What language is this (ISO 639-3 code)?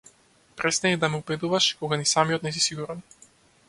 mkd